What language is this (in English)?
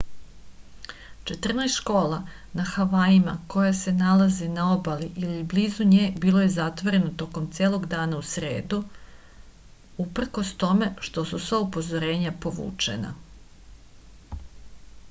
Serbian